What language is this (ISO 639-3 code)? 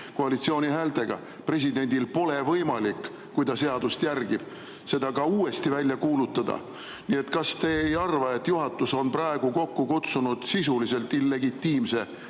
est